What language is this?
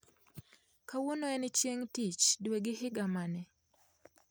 Luo (Kenya and Tanzania)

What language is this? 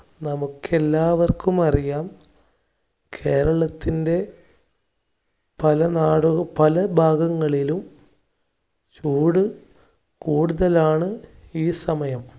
Malayalam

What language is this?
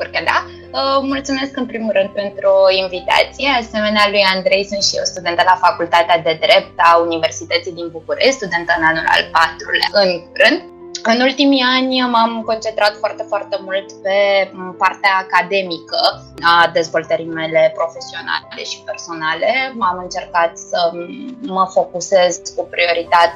Romanian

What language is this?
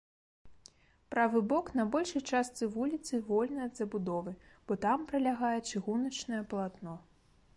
Belarusian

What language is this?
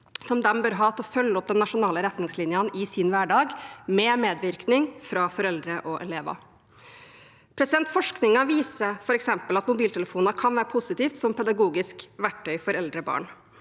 Norwegian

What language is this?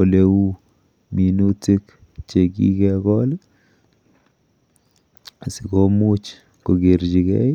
Kalenjin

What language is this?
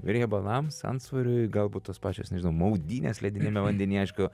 Lithuanian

